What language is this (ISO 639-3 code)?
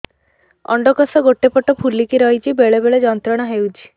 ori